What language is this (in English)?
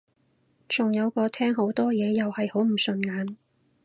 Cantonese